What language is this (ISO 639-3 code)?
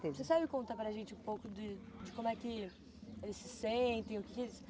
por